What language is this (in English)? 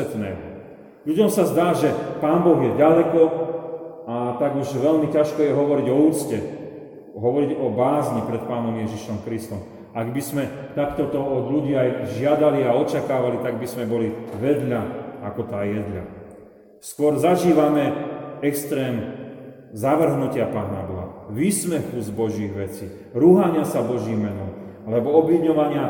Slovak